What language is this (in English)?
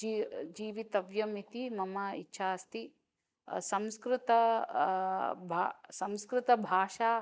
Sanskrit